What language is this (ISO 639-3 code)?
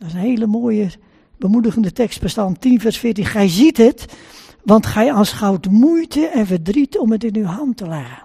nld